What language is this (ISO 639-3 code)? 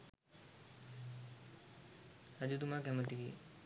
sin